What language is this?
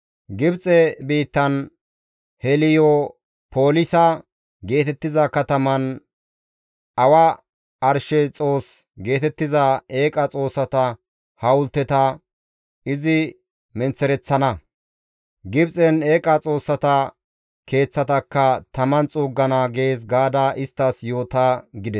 Gamo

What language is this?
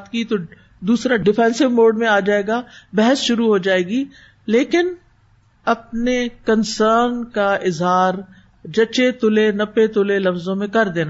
Urdu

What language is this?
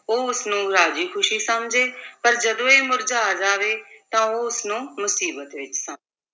Punjabi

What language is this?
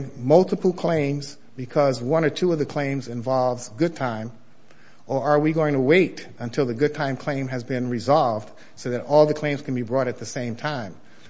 English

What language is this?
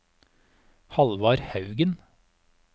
Norwegian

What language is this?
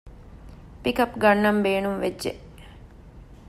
Divehi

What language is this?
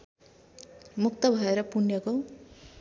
Nepali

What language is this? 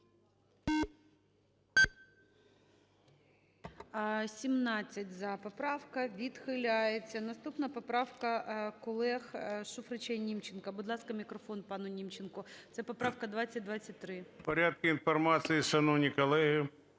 Ukrainian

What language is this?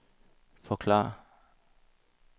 Danish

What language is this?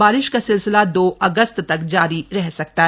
Hindi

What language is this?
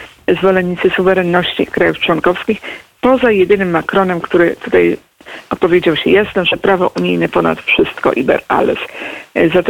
Polish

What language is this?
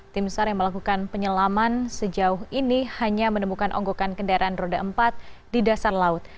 Indonesian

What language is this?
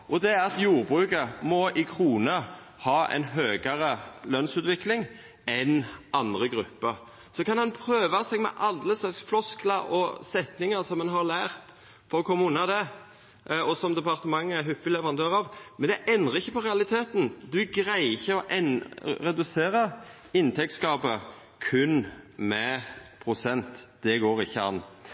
Norwegian Nynorsk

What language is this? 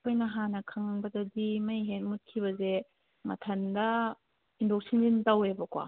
Manipuri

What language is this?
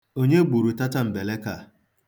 Igbo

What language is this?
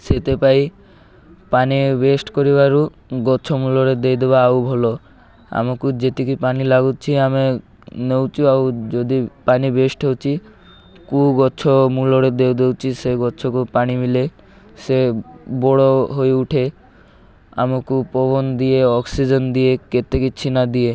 Odia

